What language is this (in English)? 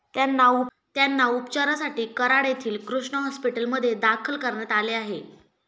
Marathi